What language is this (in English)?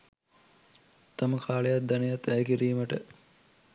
Sinhala